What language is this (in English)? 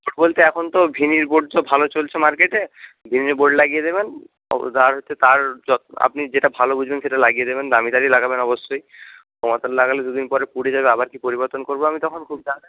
Bangla